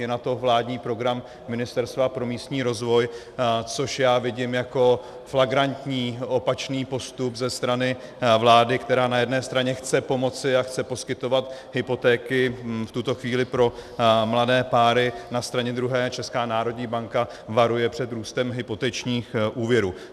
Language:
Czech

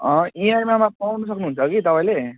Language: Nepali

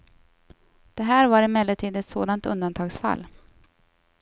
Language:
Swedish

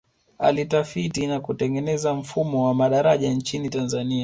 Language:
Swahili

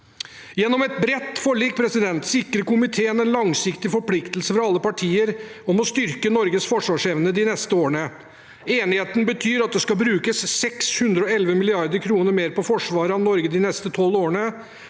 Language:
Norwegian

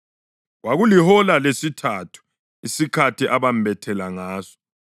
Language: North Ndebele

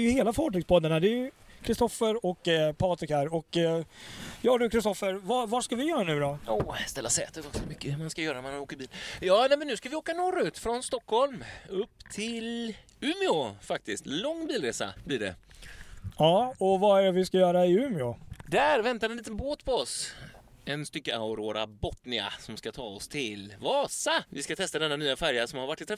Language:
Swedish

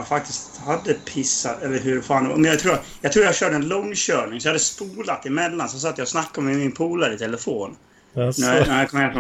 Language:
Swedish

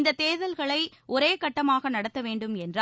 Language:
Tamil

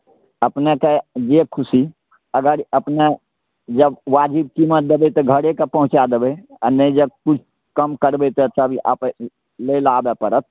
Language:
Maithili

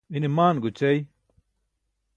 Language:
Burushaski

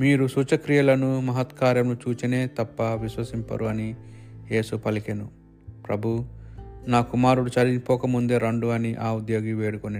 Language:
Telugu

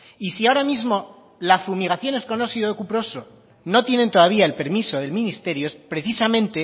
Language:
Spanish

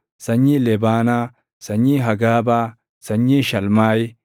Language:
Oromo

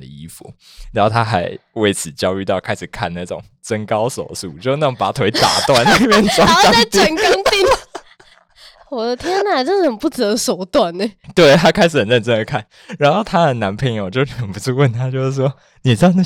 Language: Chinese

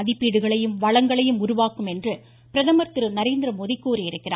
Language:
Tamil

